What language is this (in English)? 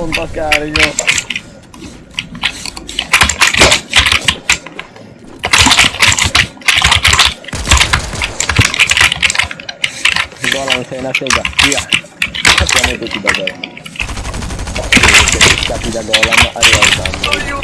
Italian